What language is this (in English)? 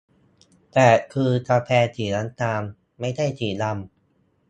Thai